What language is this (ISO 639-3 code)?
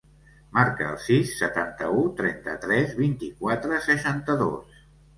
cat